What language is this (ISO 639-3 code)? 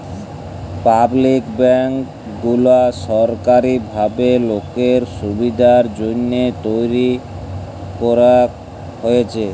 ben